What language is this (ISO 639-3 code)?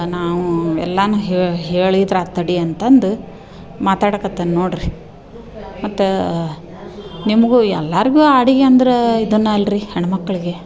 kan